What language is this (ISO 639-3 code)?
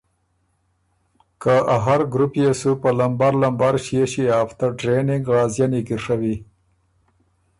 oru